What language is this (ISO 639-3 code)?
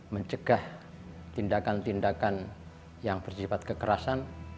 ind